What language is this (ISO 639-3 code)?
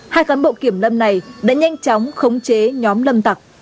vie